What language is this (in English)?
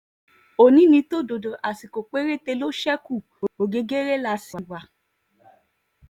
Yoruba